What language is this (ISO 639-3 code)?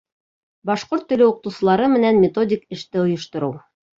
bak